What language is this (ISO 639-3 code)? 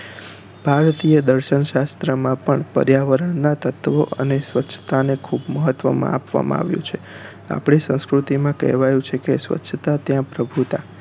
guj